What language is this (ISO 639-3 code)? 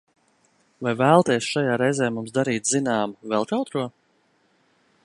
lav